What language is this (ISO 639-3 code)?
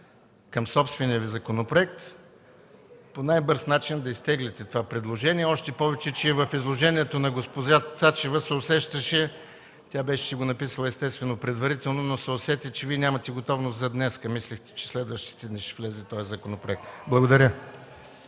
bul